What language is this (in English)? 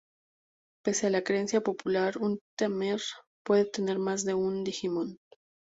Spanish